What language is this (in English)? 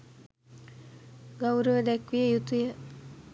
Sinhala